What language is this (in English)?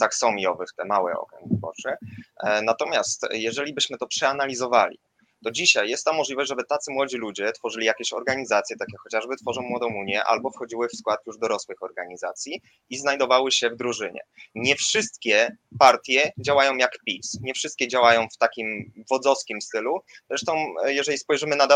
Polish